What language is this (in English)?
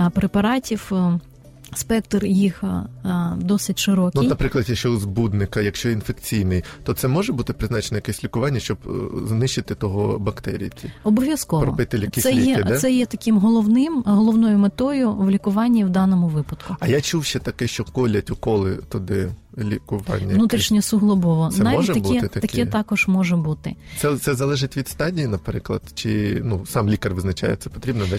Ukrainian